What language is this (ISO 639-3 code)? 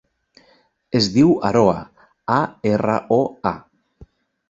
cat